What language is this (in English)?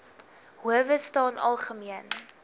Afrikaans